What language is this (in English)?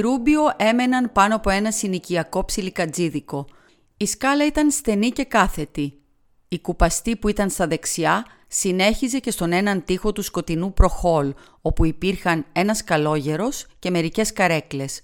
Greek